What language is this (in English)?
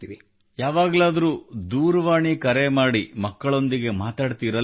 Kannada